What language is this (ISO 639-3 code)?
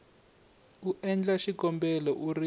tso